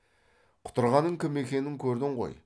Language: Kazakh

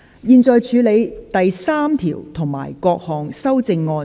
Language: Cantonese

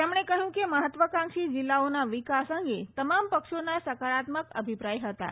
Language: Gujarati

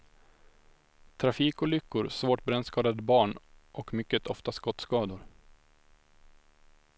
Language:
Swedish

